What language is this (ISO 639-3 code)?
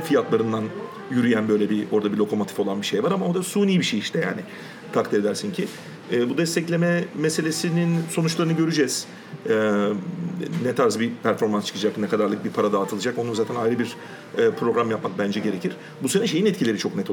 tur